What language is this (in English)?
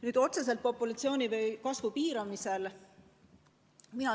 Estonian